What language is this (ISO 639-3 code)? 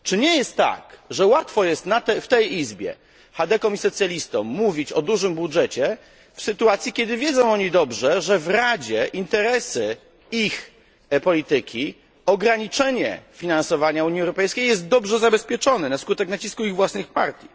pol